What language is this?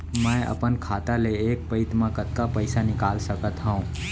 Chhattisgarhi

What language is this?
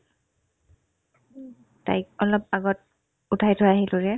Assamese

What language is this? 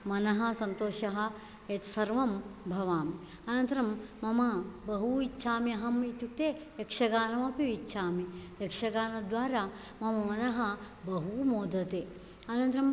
Sanskrit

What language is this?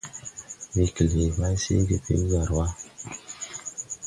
Tupuri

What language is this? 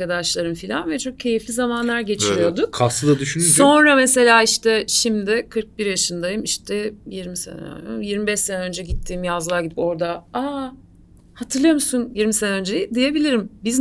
Turkish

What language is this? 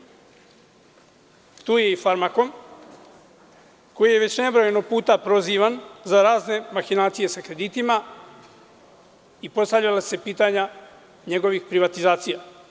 Serbian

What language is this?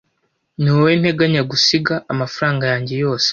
Kinyarwanda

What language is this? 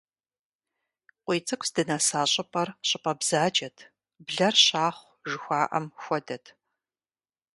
Kabardian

